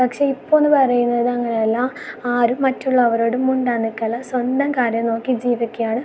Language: Malayalam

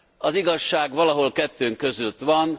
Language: Hungarian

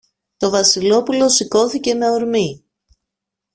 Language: Greek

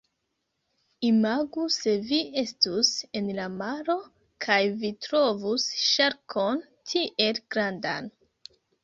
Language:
Esperanto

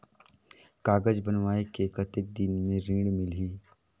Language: Chhattisgarhi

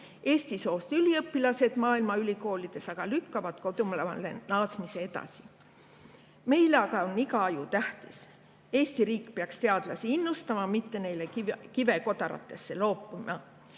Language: Estonian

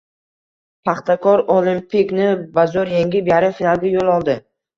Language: Uzbek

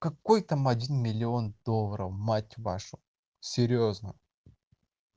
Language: Russian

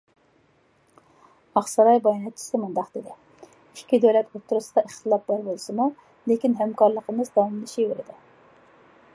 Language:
Uyghur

